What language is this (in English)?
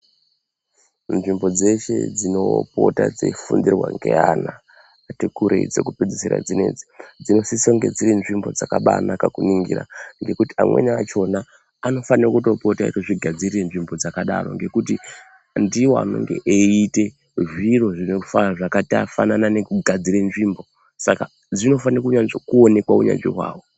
Ndau